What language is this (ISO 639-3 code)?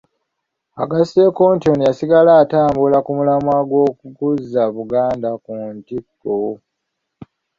lug